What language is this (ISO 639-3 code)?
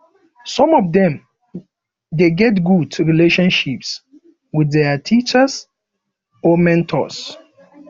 pcm